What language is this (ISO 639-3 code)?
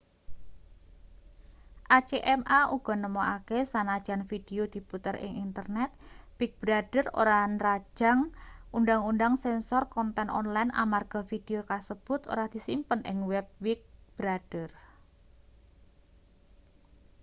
jav